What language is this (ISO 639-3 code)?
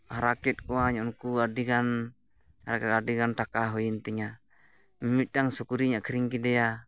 sat